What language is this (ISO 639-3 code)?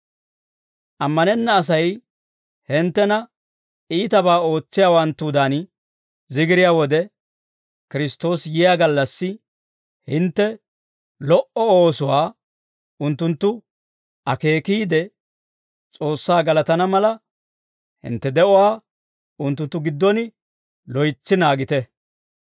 dwr